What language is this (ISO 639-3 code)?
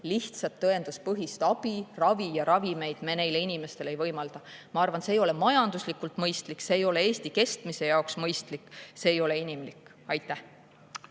est